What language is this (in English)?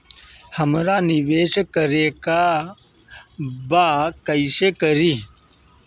Bhojpuri